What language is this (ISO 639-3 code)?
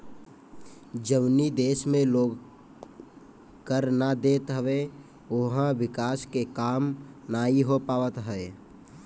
bho